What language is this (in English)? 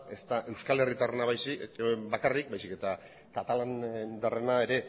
Basque